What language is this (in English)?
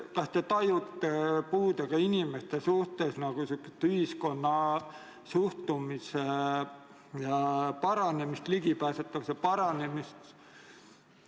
Estonian